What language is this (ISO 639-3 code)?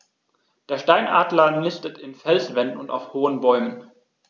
deu